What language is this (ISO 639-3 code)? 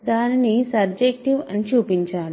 tel